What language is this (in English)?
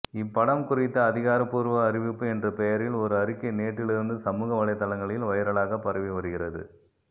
Tamil